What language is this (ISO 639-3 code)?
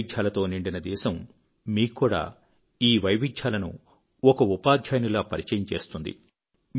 tel